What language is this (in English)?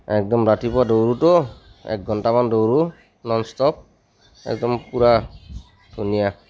Assamese